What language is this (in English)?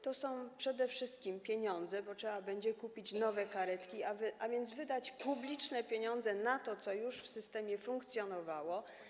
Polish